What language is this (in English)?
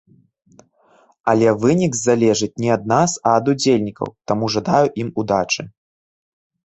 Belarusian